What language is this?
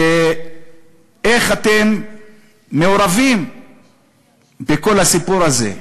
Hebrew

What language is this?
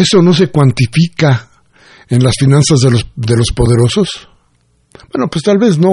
Spanish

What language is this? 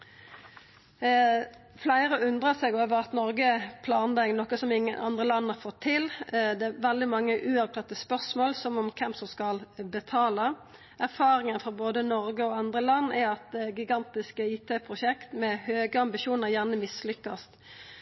Norwegian Nynorsk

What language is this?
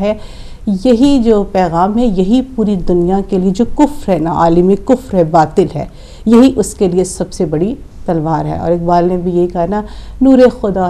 Hindi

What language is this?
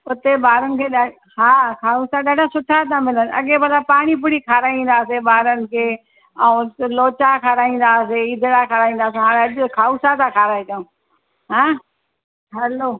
Sindhi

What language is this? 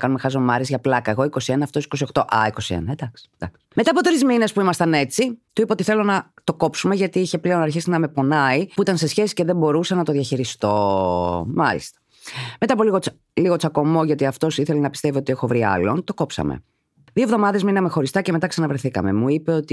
Greek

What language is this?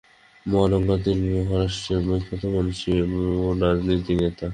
Bangla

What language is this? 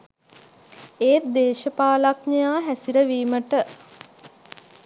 Sinhala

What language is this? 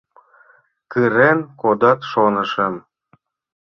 Mari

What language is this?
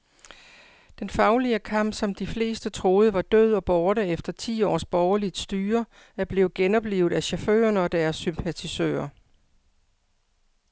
Danish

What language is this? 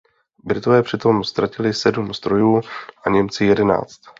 Czech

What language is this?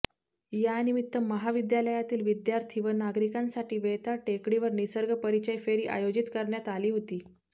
Marathi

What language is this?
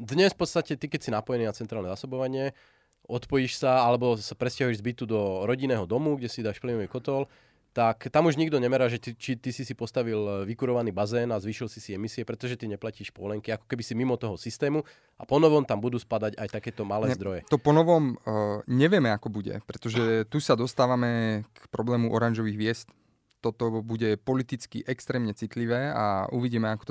Slovak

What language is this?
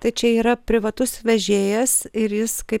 Lithuanian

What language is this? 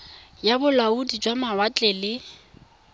Tswana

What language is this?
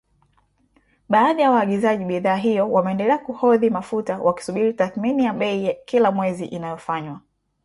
Swahili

